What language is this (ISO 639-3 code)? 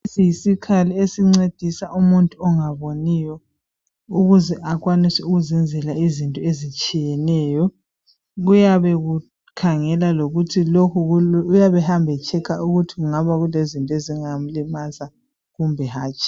nde